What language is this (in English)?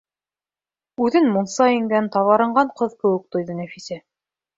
Bashkir